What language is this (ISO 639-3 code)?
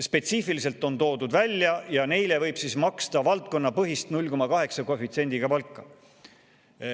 est